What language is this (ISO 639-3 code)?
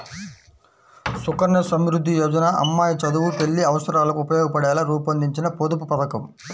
tel